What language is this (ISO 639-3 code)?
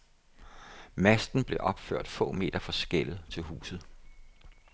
dan